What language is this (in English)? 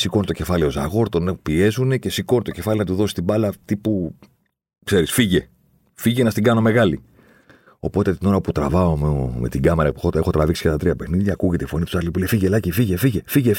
Greek